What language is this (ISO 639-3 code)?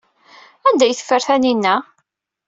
kab